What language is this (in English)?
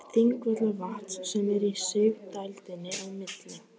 Icelandic